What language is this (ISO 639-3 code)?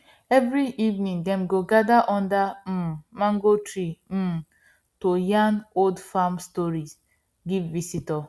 pcm